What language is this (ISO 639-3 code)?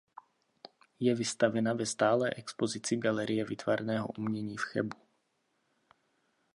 ces